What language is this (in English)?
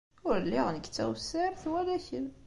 Kabyle